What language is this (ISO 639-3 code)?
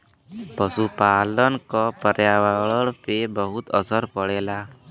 bho